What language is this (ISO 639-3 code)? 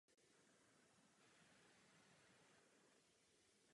ces